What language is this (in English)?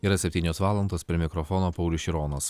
Lithuanian